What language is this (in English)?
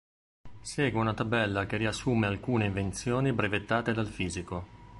Italian